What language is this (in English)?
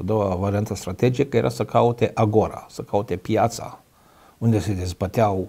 Romanian